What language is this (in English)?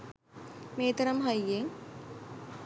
Sinhala